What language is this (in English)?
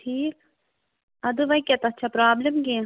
Kashmiri